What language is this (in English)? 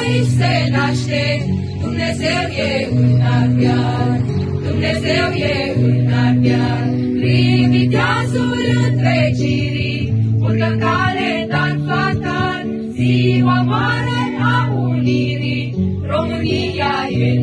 Romanian